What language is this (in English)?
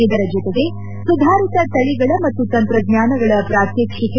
Kannada